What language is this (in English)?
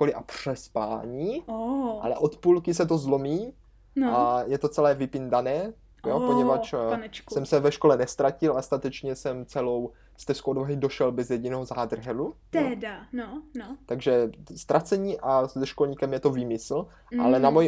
Czech